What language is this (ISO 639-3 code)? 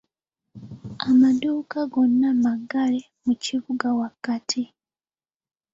lug